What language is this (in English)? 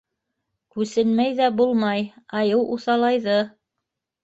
Bashkir